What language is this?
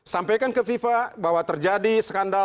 Indonesian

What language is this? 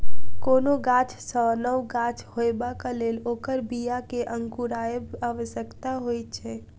Maithili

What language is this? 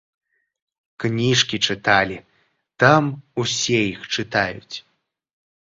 Belarusian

